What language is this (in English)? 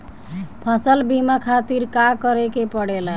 Bhojpuri